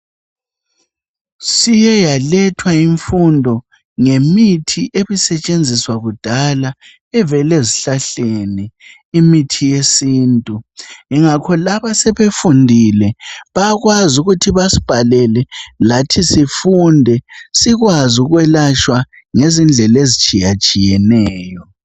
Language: North Ndebele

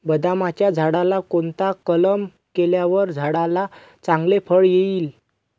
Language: Marathi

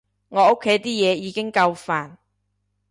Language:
Cantonese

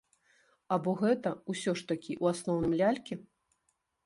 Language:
Belarusian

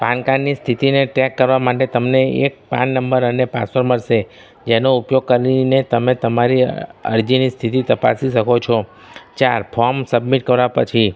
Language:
Gujarati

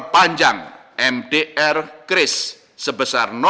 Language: Indonesian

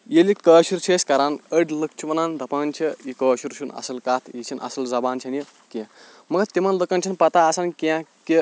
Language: Kashmiri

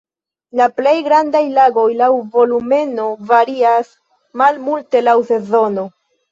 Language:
Esperanto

